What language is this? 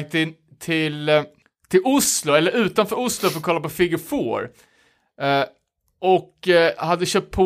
Swedish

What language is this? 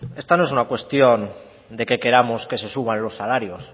Spanish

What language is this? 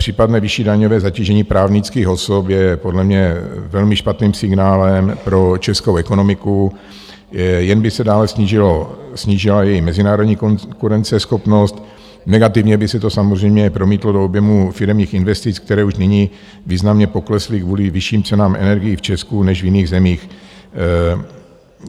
Czech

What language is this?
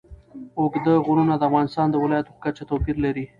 Pashto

